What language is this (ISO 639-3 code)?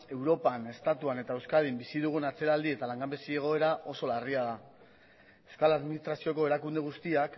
eus